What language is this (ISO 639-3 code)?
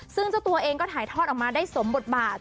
tha